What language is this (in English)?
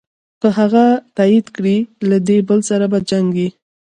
Pashto